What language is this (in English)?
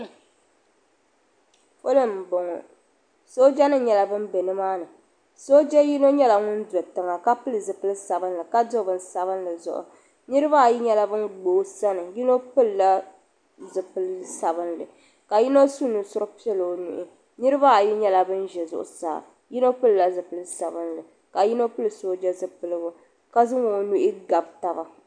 Dagbani